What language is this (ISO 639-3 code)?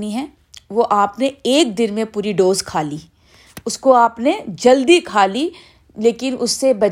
urd